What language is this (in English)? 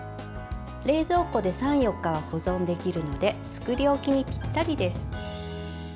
Japanese